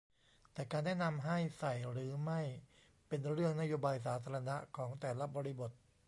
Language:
Thai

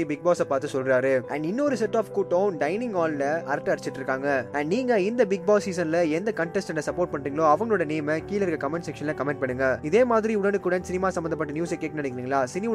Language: Tamil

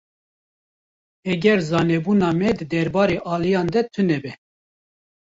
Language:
Kurdish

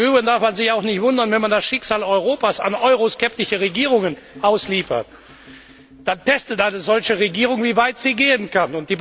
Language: German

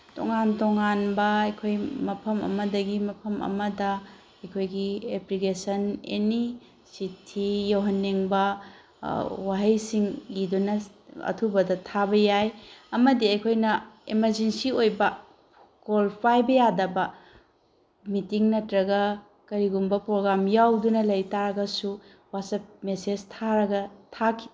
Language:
Manipuri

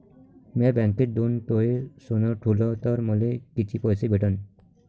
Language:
Marathi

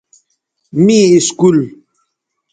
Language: Bateri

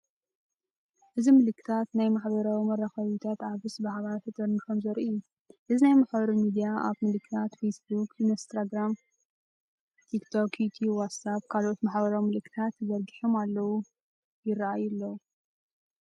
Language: Tigrinya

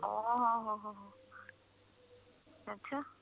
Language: Punjabi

